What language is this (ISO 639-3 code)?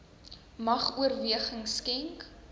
afr